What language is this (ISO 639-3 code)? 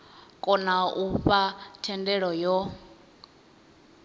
ven